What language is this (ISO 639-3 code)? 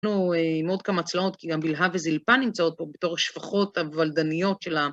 heb